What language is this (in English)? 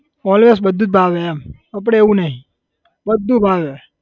Gujarati